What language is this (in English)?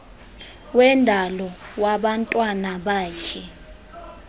Xhosa